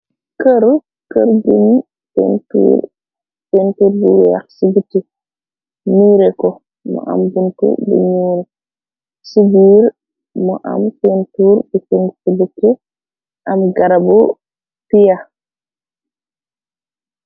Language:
Wolof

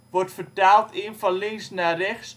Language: Dutch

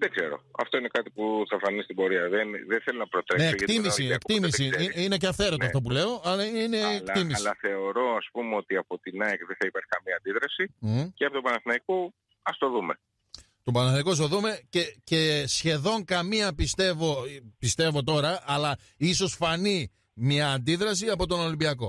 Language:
Greek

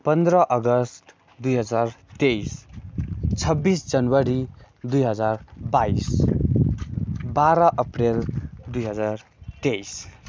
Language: Nepali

